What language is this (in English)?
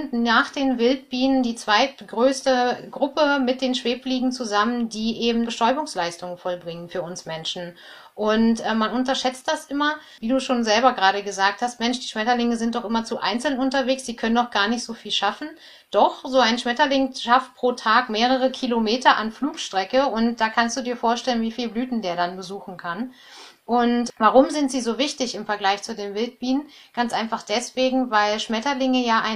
German